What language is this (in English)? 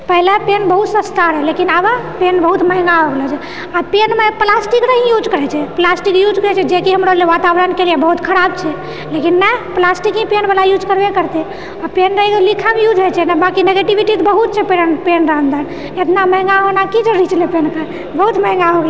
Maithili